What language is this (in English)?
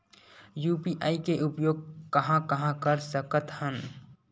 Chhattisgarhi